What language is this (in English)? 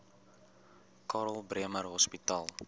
Afrikaans